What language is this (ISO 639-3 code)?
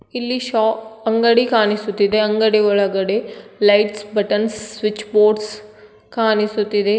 kan